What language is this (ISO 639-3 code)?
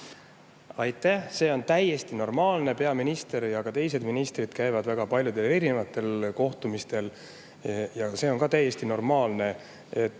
est